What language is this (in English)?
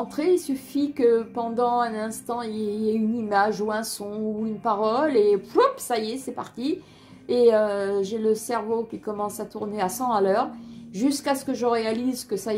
French